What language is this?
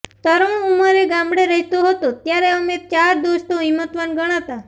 Gujarati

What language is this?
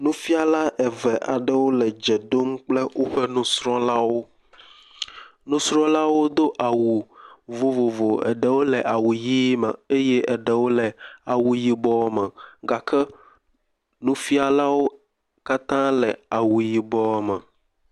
Ewe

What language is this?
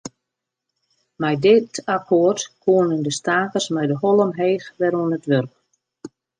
Western Frisian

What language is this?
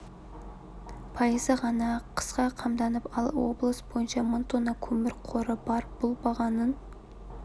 Kazakh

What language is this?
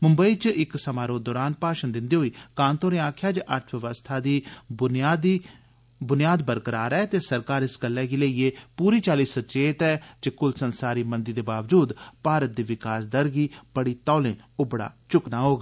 Dogri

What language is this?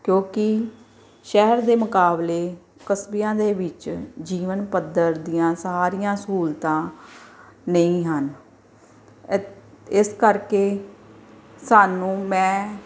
Punjabi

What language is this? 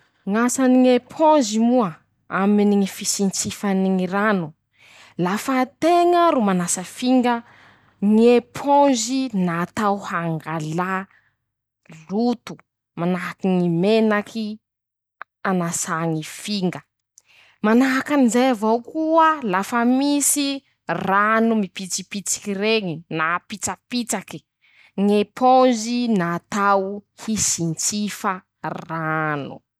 Masikoro Malagasy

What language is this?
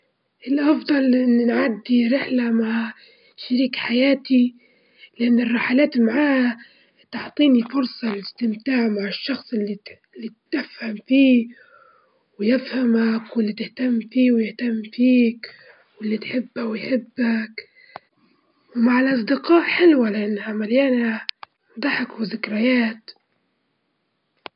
Libyan Arabic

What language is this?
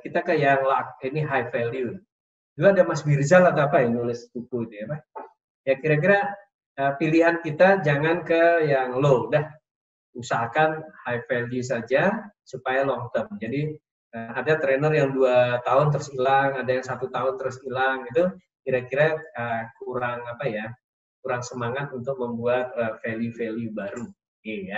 Indonesian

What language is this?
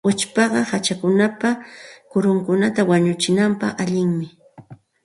Santa Ana de Tusi Pasco Quechua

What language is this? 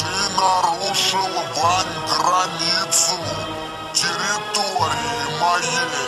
Russian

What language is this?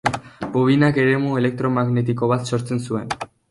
Basque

